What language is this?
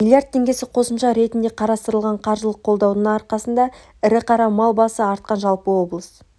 Kazakh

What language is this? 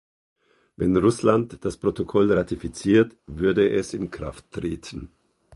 German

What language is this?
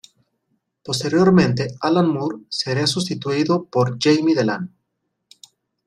Spanish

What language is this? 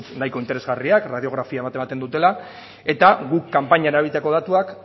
Basque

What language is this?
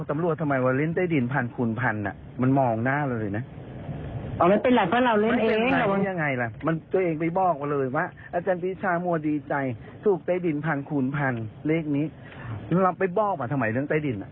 Thai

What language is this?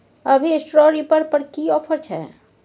Maithili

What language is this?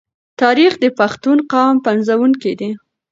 Pashto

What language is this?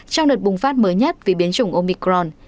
Vietnamese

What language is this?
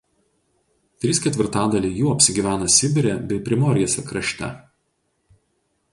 Lithuanian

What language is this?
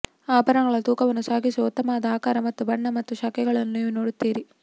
Kannada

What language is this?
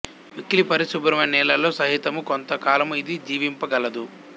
Telugu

